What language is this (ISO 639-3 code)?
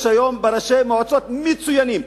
heb